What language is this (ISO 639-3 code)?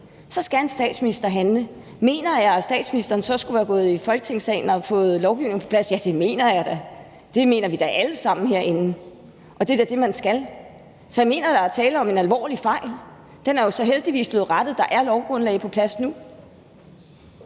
dan